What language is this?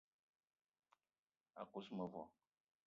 Eton (Cameroon)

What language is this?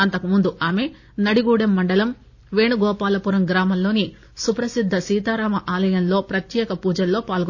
Telugu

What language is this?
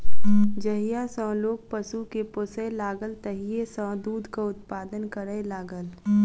Maithili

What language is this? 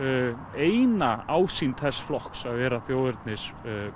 Icelandic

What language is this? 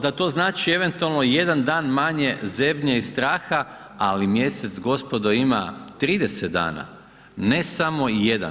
Croatian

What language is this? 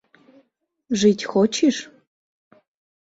Mari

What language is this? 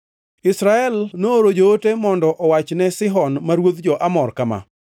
Luo (Kenya and Tanzania)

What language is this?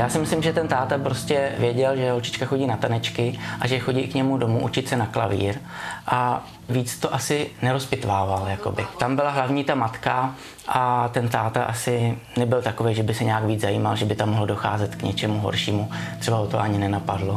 Czech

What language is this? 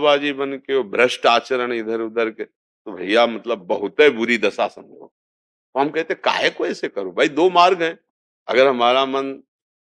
Hindi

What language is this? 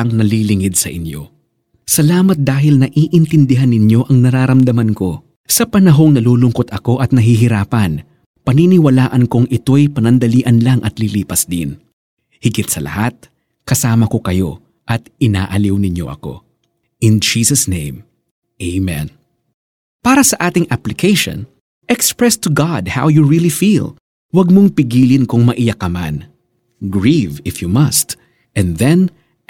Filipino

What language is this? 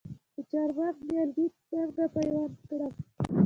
Pashto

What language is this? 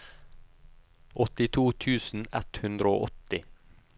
Norwegian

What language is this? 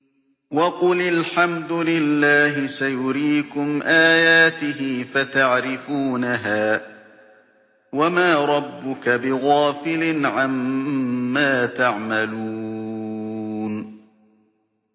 Arabic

